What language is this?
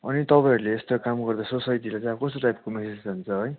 Nepali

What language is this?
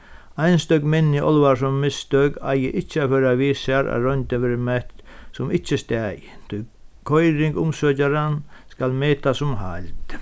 Faroese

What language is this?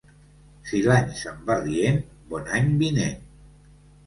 Catalan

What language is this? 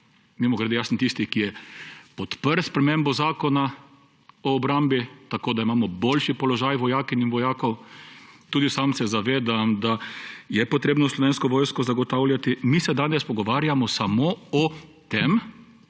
Slovenian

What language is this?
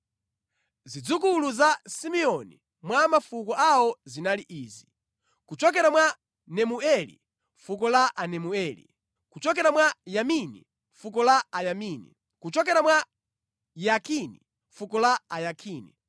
Nyanja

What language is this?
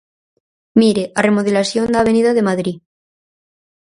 Galician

